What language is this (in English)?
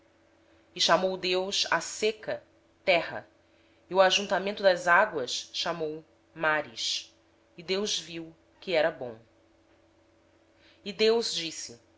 Portuguese